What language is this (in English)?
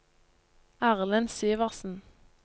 Norwegian